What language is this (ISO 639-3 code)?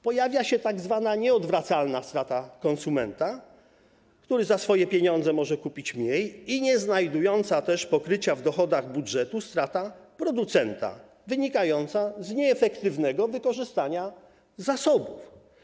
pol